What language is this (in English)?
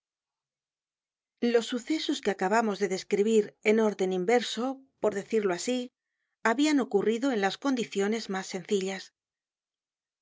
Spanish